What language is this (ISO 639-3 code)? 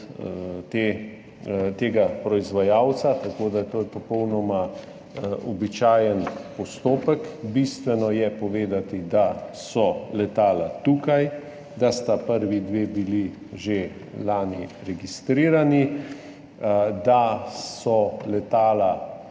slv